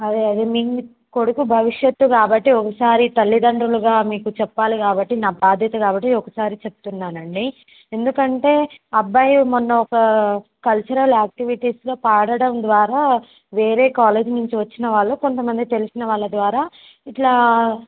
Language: Telugu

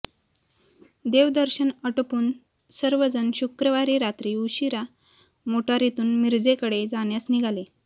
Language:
Marathi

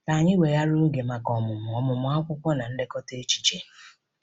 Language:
Igbo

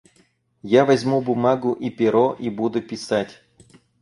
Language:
Russian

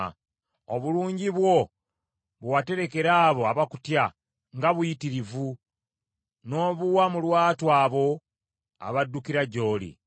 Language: Ganda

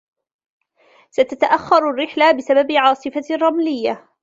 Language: Arabic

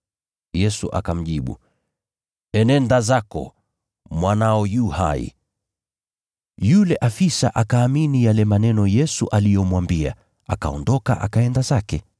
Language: Swahili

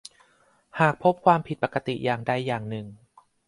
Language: Thai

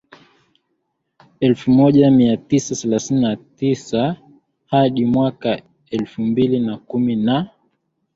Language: Swahili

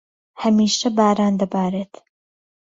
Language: Central Kurdish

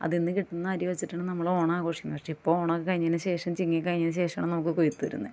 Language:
Malayalam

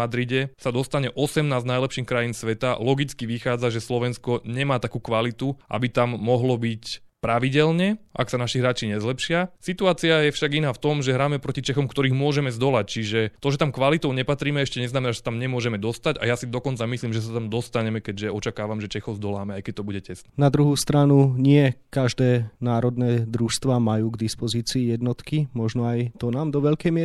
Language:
Slovak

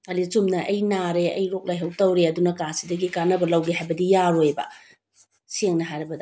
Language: Manipuri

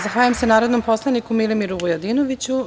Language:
Serbian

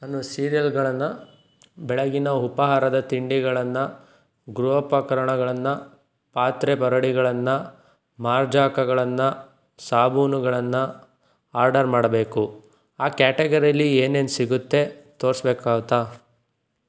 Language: Kannada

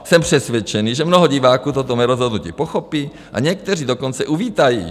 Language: Czech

